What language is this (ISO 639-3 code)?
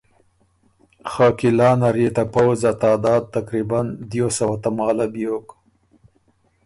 oru